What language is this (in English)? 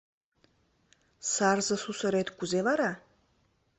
Mari